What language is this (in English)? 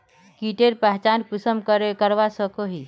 Magahi